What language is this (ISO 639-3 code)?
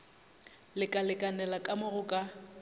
nso